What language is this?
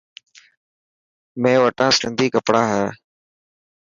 Dhatki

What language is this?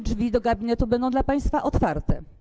Polish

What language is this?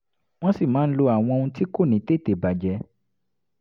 Yoruba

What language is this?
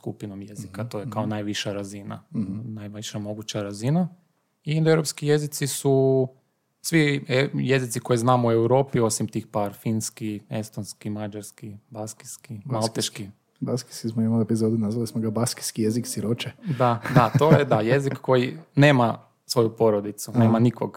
Croatian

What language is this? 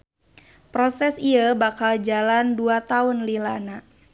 Sundanese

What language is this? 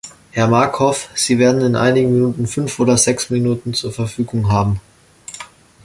German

